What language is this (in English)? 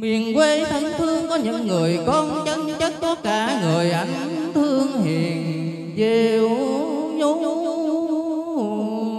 Vietnamese